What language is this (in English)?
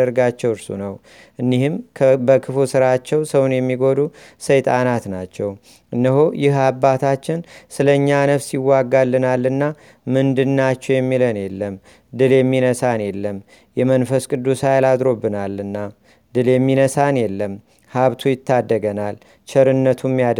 Amharic